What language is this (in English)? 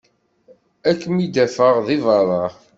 Kabyle